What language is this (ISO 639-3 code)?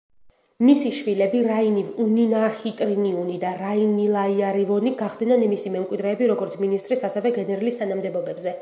kat